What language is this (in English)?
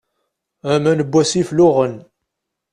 Kabyle